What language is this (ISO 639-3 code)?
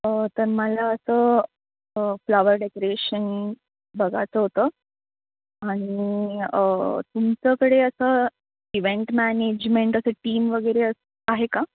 mar